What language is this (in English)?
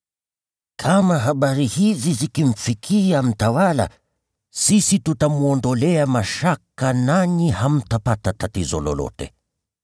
Swahili